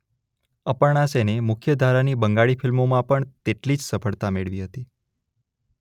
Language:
Gujarati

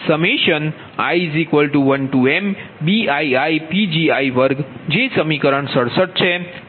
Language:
Gujarati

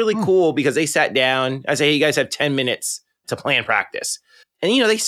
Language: English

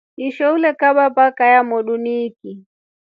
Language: Rombo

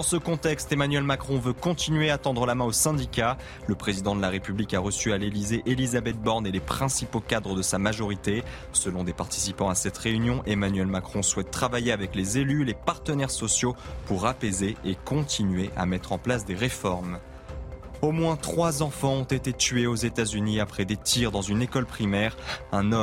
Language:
French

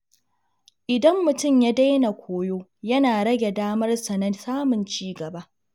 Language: Hausa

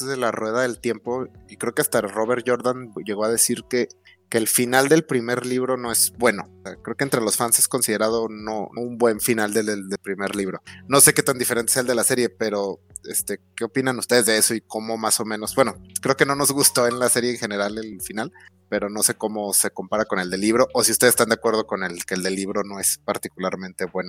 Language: Spanish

